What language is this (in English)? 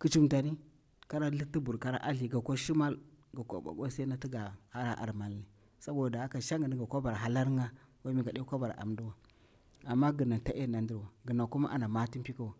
Bura-Pabir